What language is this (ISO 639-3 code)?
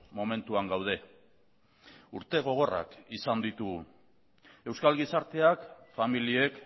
eus